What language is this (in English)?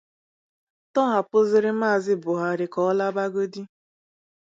Igbo